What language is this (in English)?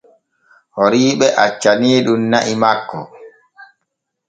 Borgu Fulfulde